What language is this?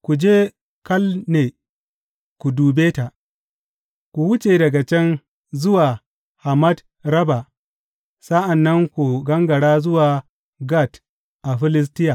Hausa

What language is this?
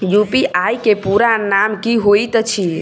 Maithili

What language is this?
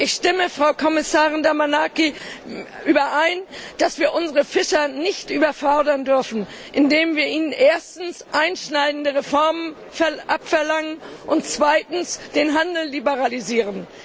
German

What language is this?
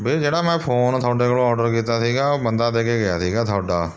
Punjabi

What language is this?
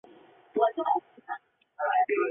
Chinese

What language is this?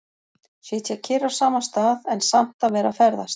Icelandic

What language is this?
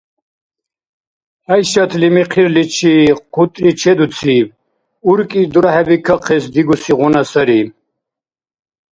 Dargwa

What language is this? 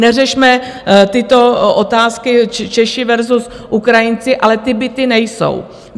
Czech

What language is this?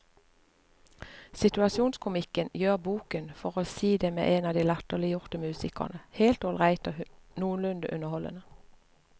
Norwegian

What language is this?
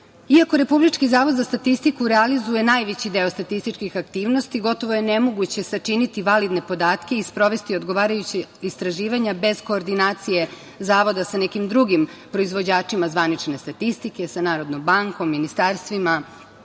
Serbian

